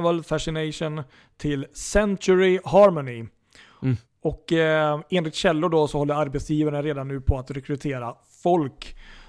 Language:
Swedish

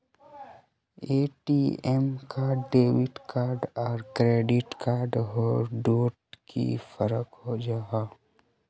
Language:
Magahi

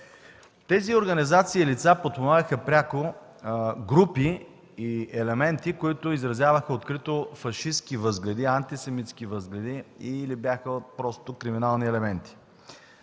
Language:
Bulgarian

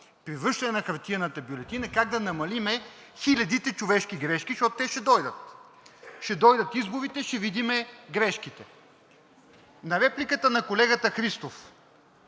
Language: Bulgarian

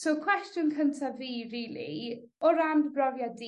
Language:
Welsh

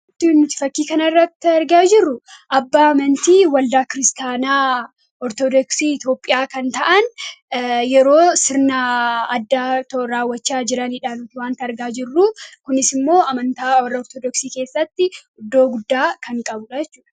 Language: Oromo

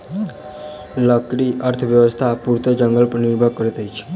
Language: Maithili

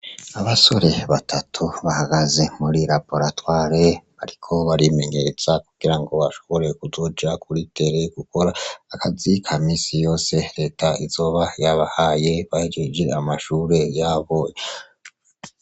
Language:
Rundi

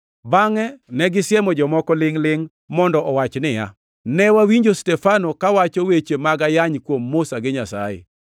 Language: Luo (Kenya and Tanzania)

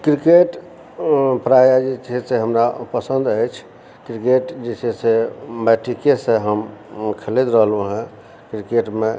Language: Maithili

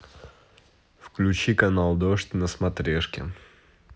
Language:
Russian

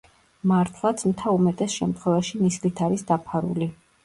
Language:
Georgian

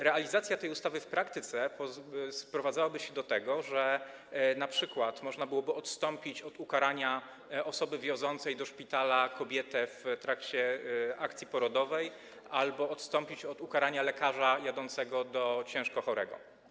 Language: Polish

